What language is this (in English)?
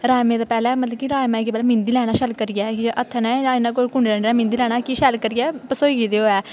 Dogri